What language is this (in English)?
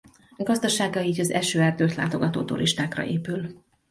Hungarian